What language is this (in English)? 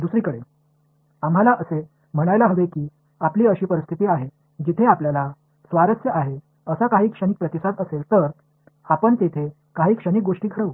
Marathi